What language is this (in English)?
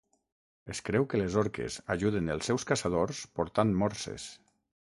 Catalan